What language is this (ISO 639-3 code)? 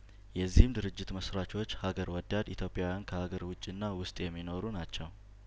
amh